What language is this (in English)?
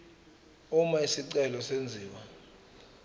Zulu